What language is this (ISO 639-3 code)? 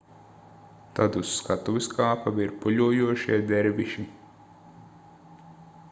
lav